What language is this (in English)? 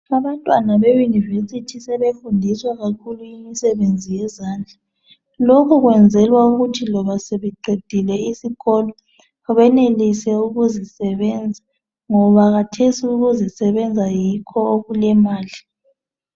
North Ndebele